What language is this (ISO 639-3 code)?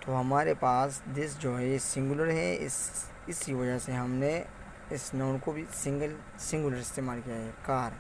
urd